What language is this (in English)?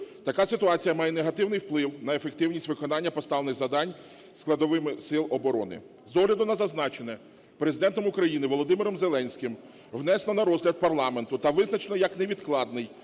Ukrainian